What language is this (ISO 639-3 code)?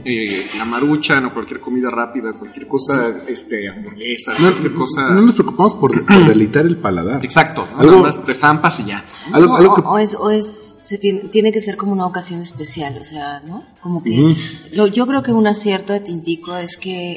spa